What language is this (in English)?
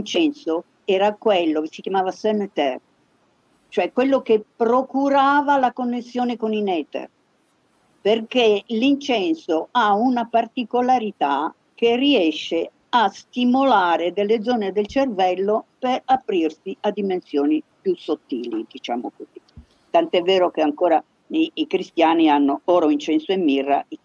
Italian